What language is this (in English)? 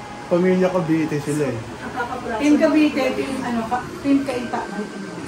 Filipino